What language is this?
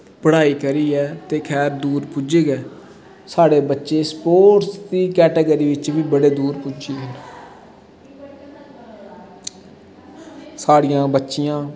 Dogri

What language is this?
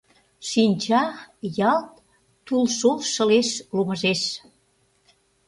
Mari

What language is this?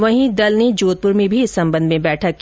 Hindi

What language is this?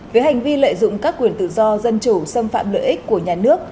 Vietnamese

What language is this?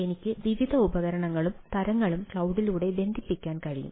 Malayalam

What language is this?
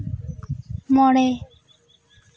Santali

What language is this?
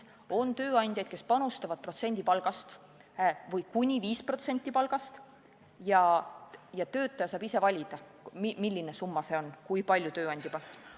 Estonian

